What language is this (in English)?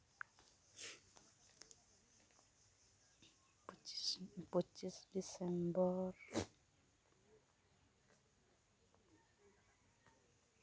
Santali